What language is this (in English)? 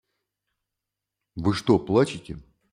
Russian